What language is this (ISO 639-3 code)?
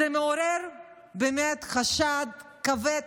heb